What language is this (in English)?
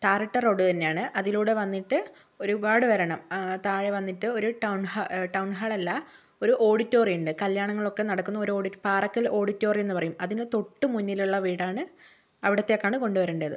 Malayalam